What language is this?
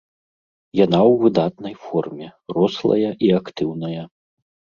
Belarusian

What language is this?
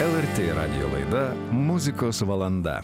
Lithuanian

